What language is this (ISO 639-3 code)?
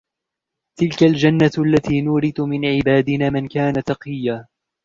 ara